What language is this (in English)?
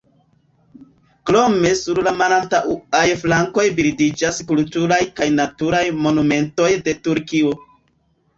Esperanto